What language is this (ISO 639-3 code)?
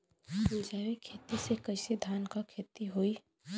bho